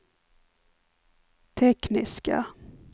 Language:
Swedish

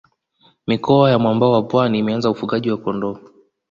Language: Swahili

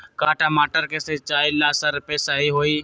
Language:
Magahi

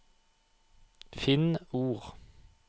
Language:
Norwegian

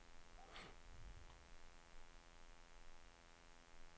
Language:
Danish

